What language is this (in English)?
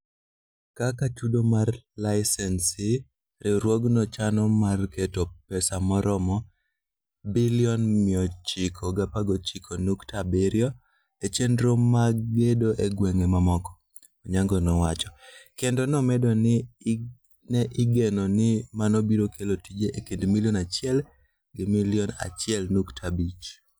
Luo (Kenya and Tanzania)